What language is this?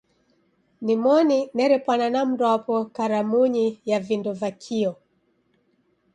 Taita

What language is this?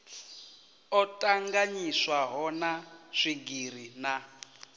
Venda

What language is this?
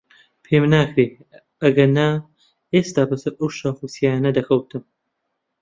Central Kurdish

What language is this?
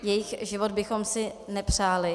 Czech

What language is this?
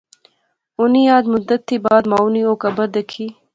Pahari-Potwari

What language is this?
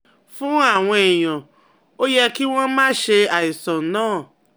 Yoruba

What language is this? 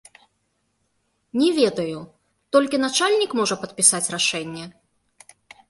Belarusian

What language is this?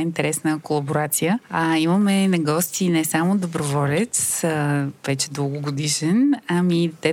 Bulgarian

